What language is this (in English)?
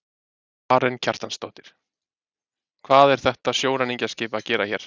Icelandic